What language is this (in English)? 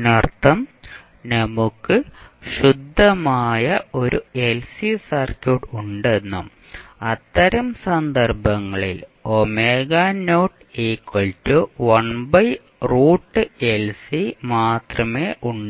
Malayalam